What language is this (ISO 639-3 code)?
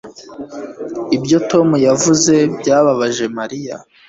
kin